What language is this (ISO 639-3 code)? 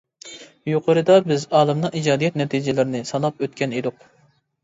uig